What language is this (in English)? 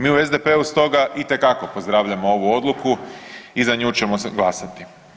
Croatian